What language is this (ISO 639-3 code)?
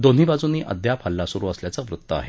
mar